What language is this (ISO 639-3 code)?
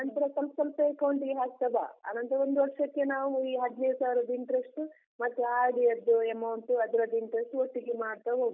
kan